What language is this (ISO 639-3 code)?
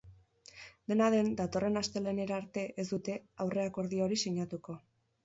eus